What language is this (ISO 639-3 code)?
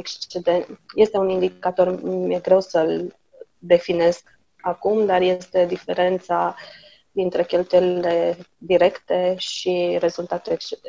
ron